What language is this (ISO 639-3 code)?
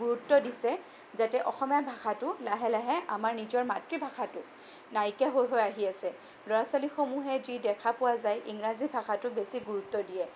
asm